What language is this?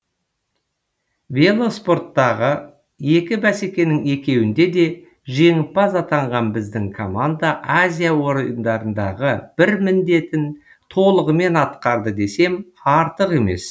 Kazakh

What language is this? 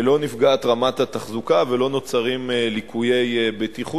Hebrew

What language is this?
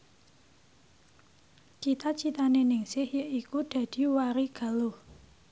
Javanese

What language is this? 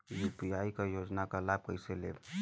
Bhojpuri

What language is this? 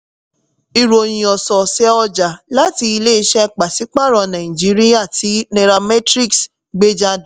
Yoruba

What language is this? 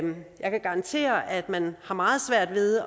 Danish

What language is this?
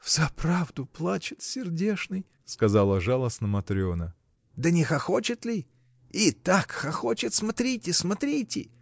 Russian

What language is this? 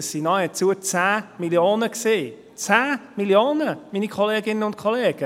Swiss German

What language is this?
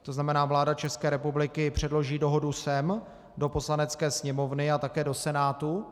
Czech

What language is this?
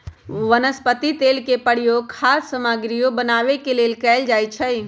Magahi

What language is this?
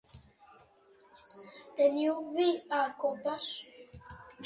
Catalan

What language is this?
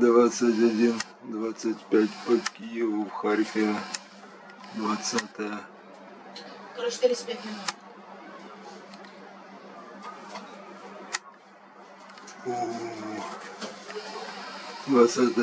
Russian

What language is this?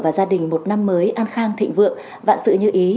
Vietnamese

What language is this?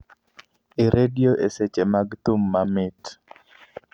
Luo (Kenya and Tanzania)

